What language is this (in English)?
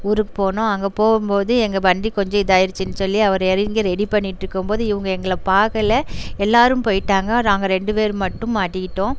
Tamil